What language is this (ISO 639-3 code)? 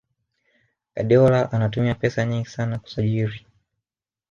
swa